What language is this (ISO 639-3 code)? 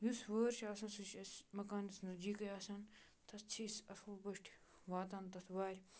kas